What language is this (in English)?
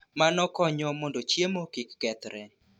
Luo (Kenya and Tanzania)